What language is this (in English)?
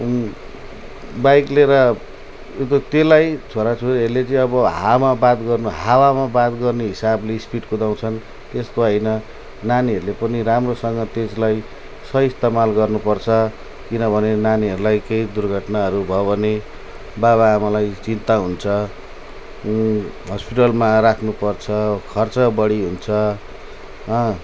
Nepali